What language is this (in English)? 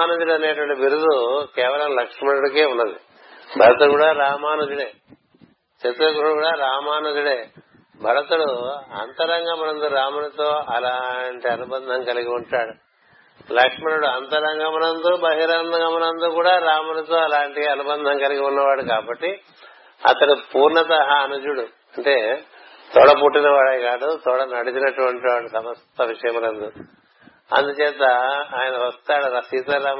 Telugu